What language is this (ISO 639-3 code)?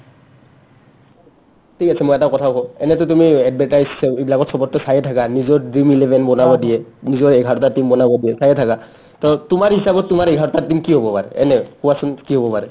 asm